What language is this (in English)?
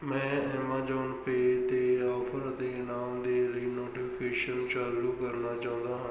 Punjabi